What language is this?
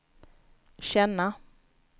Swedish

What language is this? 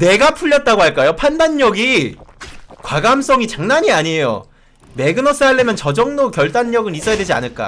Korean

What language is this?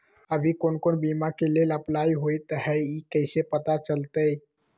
Magahi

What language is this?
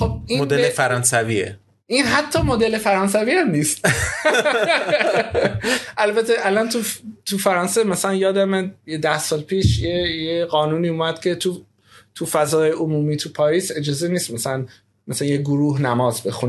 Persian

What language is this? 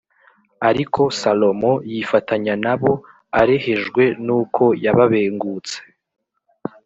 Kinyarwanda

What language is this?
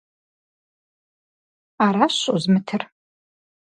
Kabardian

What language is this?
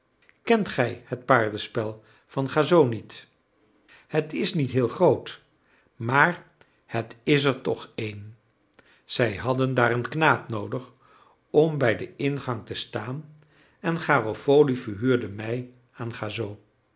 Dutch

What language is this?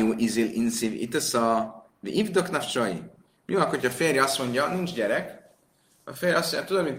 Hungarian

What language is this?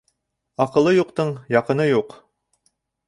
Bashkir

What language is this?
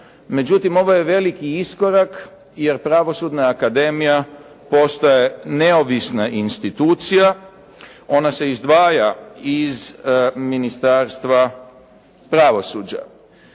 Croatian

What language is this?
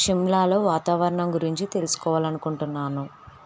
Telugu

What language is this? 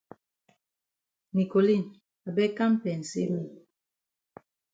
Cameroon Pidgin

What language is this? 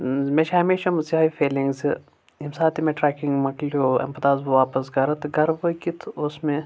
Kashmiri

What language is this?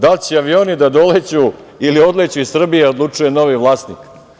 Serbian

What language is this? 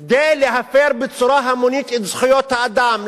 Hebrew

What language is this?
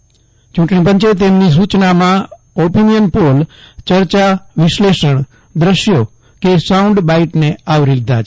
Gujarati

